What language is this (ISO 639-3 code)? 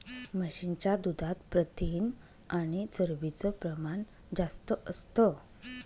mar